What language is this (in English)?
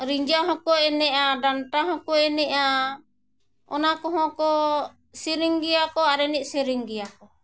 Santali